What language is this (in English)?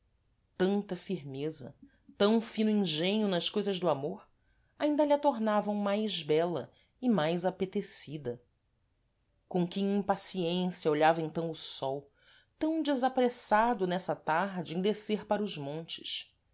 Portuguese